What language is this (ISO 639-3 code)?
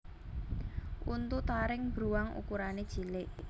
jav